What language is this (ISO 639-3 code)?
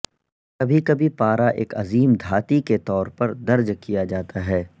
urd